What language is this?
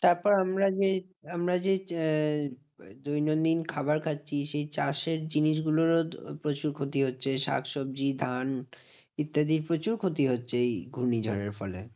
Bangla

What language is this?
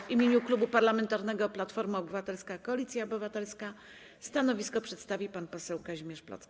Polish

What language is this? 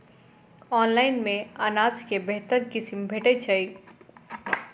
Maithili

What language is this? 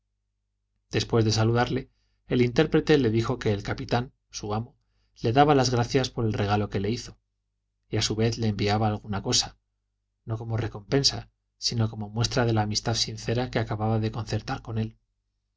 Spanish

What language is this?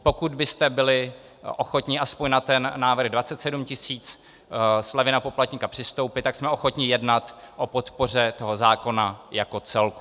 Czech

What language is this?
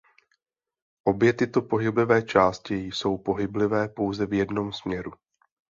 Czech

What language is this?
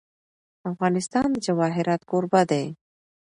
Pashto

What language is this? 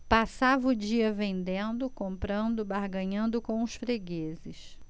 Portuguese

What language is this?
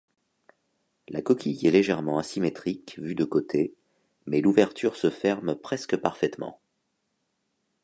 French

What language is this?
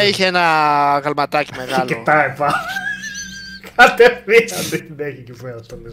Greek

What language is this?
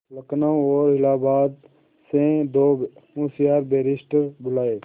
Hindi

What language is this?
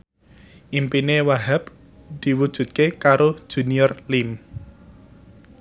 Javanese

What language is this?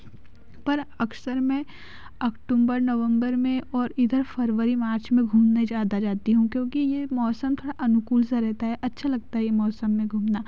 Hindi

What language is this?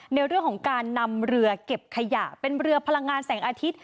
Thai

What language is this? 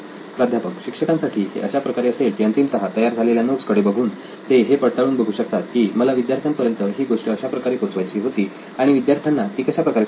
Marathi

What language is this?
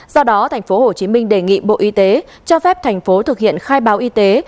Vietnamese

